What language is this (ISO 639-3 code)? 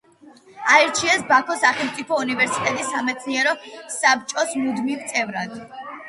kat